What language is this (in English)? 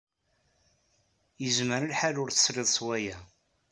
Kabyle